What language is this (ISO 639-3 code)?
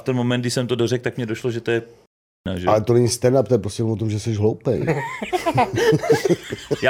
ces